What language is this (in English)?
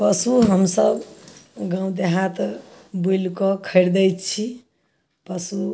Maithili